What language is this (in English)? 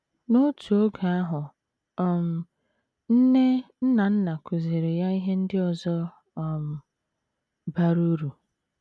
Igbo